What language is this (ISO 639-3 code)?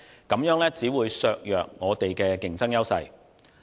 yue